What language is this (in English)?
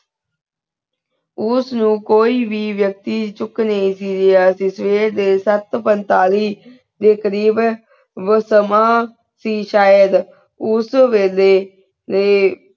Punjabi